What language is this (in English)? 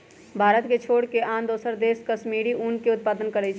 Magahi